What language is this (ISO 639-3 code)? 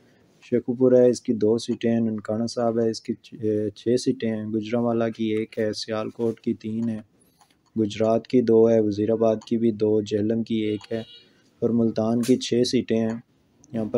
hin